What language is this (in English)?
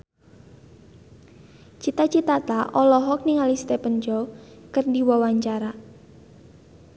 Sundanese